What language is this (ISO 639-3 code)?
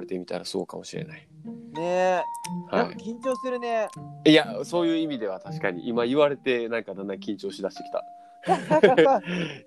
jpn